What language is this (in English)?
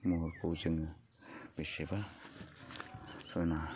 Bodo